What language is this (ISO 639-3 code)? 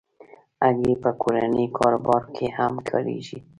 pus